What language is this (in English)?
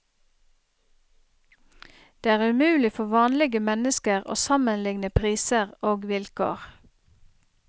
Norwegian